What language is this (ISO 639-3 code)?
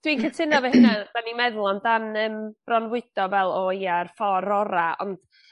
cym